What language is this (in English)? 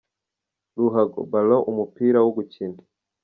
Kinyarwanda